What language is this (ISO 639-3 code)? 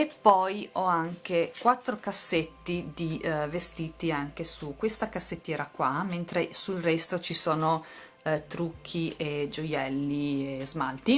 ita